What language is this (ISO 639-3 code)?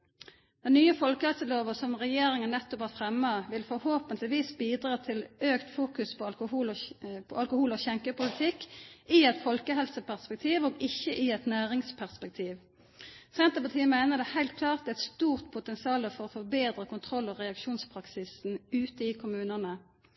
nno